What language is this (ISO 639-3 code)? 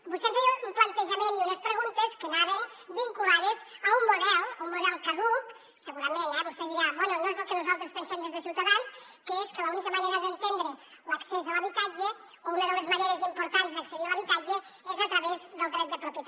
cat